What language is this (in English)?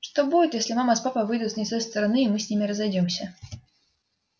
Russian